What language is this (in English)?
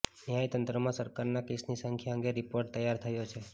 Gujarati